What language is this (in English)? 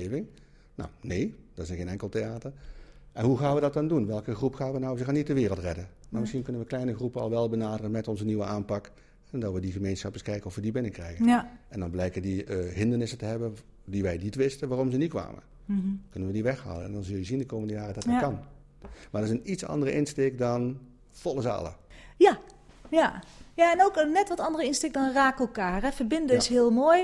Dutch